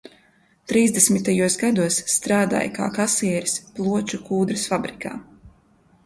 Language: Latvian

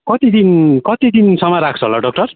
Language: Nepali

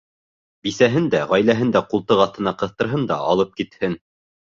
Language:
Bashkir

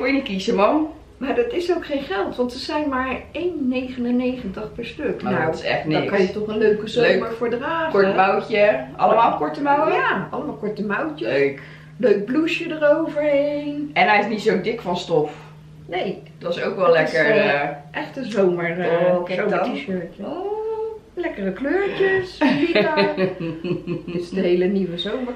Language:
Dutch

